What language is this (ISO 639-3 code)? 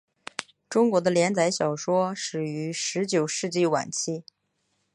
zho